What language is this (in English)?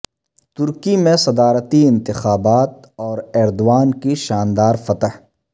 Urdu